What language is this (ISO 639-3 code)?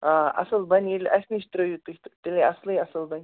kas